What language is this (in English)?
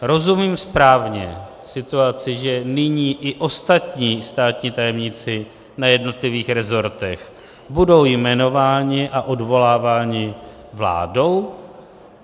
Czech